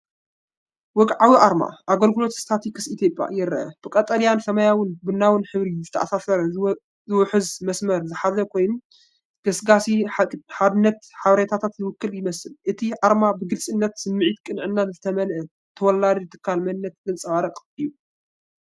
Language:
Tigrinya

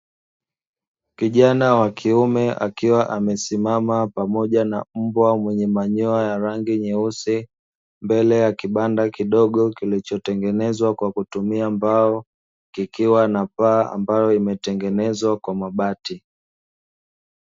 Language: Swahili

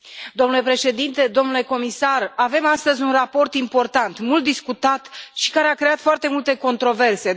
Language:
Romanian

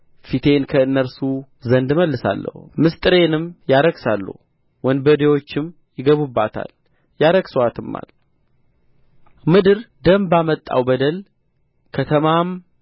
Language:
Amharic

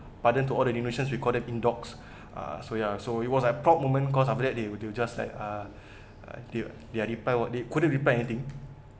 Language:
English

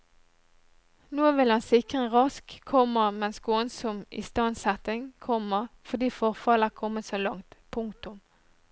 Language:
Norwegian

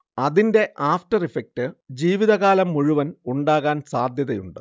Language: Malayalam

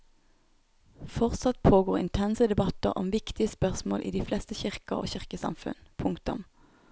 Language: Norwegian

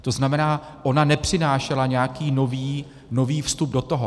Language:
Czech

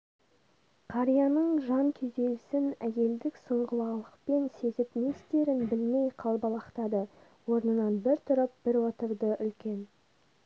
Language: Kazakh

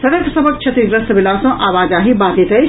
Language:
Maithili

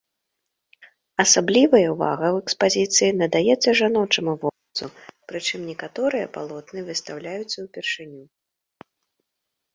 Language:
Belarusian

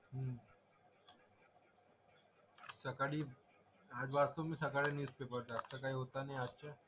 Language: Marathi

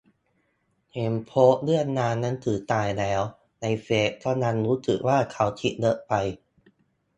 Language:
Thai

